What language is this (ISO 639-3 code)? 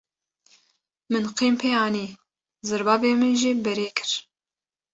kur